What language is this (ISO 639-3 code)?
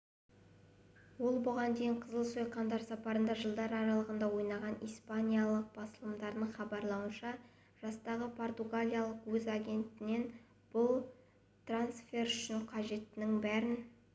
kaz